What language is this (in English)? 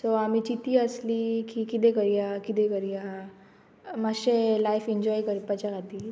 Konkani